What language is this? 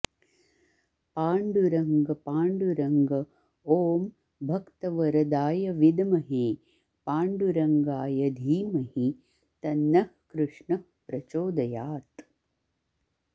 Sanskrit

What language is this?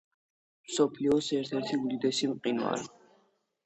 Georgian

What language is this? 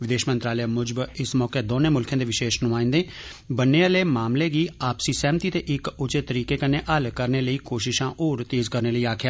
Dogri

